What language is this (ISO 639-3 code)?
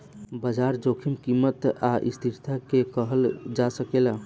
bho